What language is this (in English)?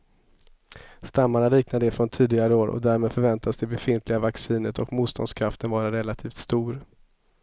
Swedish